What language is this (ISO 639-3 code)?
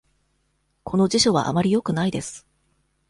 jpn